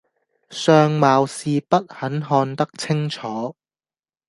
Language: Cantonese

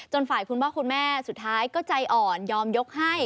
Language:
Thai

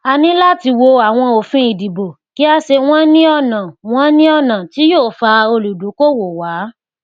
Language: Yoruba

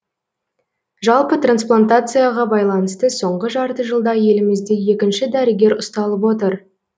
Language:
Kazakh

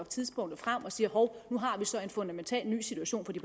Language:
Danish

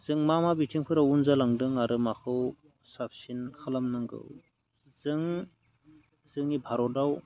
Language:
Bodo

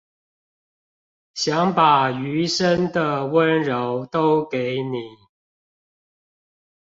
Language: Chinese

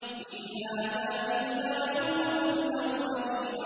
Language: Arabic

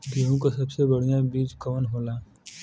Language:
Bhojpuri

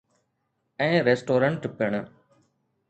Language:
Sindhi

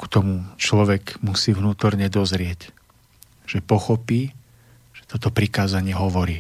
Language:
Slovak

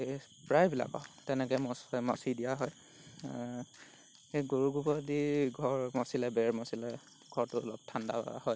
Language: Assamese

